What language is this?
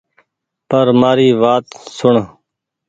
Goaria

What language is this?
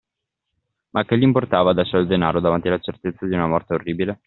Italian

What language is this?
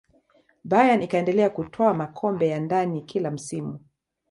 Swahili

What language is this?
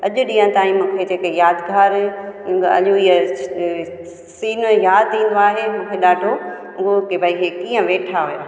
Sindhi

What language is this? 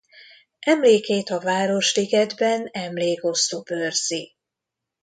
Hungarian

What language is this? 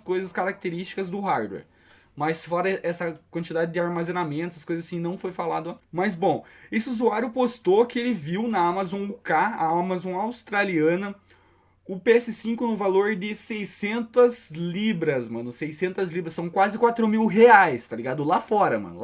Portuguese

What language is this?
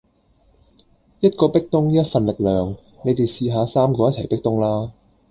Cantonese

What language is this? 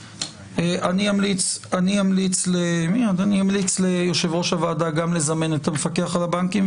Hebrew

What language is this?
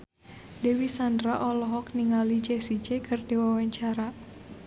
Sundanese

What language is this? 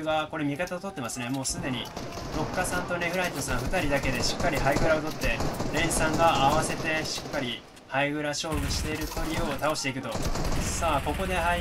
Japanese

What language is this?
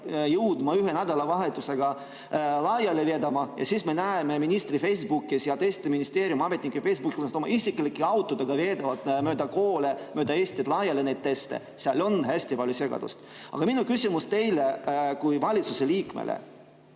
Estonian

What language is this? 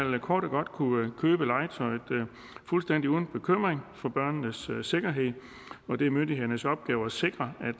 Danish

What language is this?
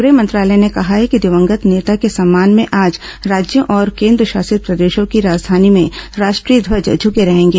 Hindi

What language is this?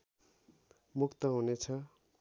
Nepali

